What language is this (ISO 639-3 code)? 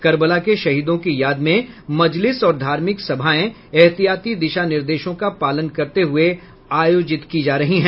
hin